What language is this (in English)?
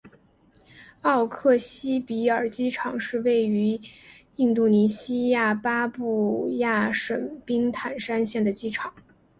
Chinese